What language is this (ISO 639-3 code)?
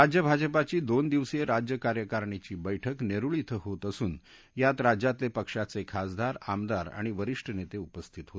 mar